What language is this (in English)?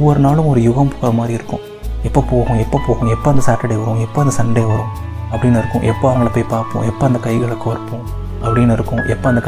Tamil